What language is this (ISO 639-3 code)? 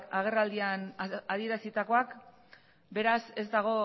eus